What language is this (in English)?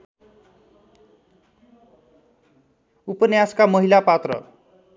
Nepali